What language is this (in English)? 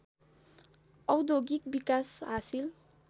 Nepali